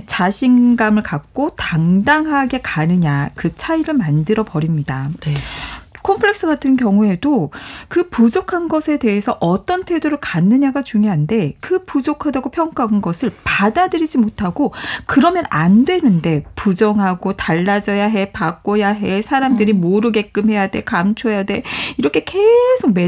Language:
Korean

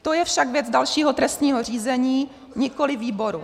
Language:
Czech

